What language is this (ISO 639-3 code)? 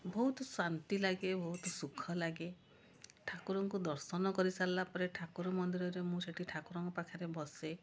ori